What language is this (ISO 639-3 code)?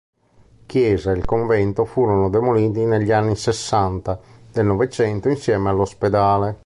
ita